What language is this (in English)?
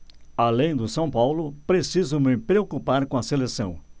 Portuguese